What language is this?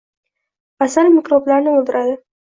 Uzbek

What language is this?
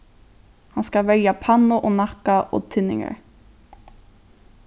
Faroese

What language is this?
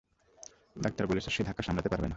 Bangla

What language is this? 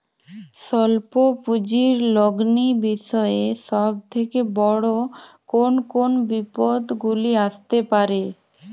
Bangla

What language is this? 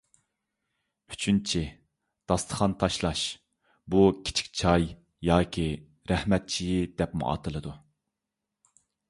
Uyghur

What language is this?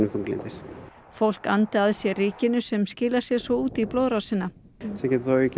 Icelandic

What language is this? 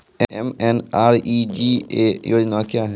Maithili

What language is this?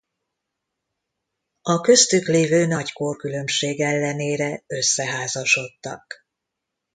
Hungarian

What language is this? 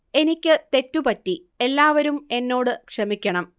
Malayalam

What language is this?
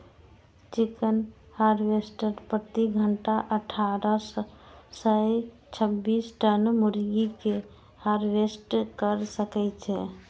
Maithili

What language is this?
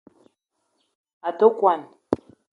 Eton (Cameroon)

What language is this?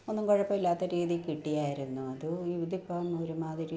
Malayalam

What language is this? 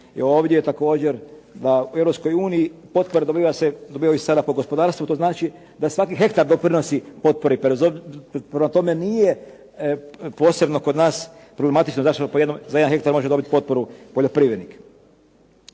Croatian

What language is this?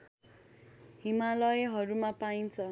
Nepali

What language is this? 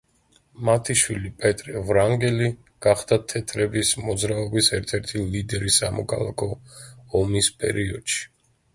Georgian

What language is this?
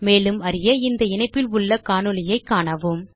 Tamil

